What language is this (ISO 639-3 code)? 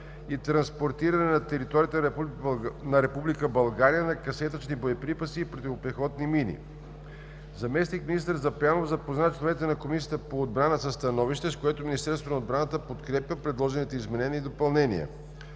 bul